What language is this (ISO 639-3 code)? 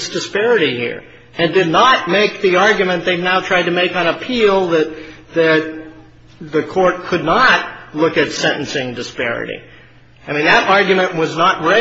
eng